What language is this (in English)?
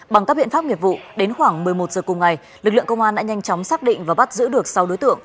Vietnamese